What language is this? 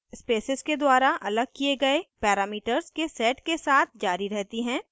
Hindi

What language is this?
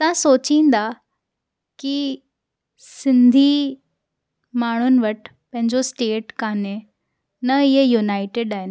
Sindhi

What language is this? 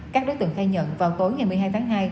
Vietnamese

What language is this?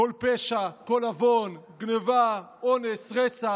Hebrew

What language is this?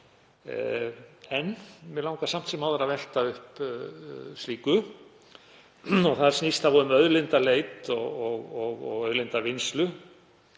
Icelandic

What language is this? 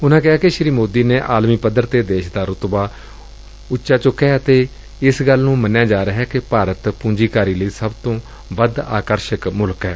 Punjabi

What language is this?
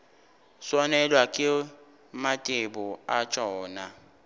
Northern Sotho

